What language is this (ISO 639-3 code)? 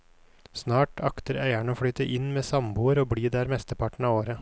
nor